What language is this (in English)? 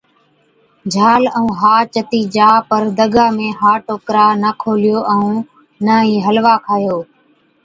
Od